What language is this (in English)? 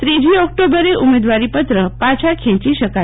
Gujarati